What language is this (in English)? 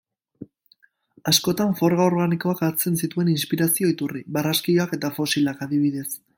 Basque